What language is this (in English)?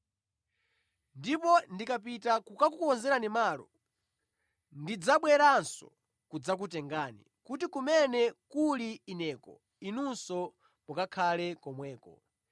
Nyanja